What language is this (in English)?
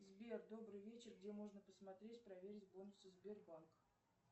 Russian